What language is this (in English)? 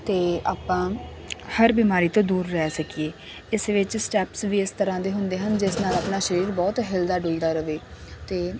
Punjabi